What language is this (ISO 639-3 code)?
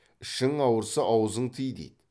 kaz